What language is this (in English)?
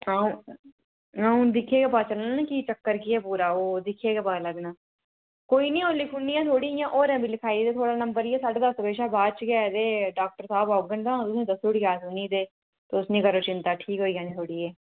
Dogri